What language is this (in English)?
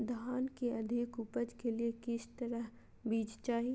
Magahi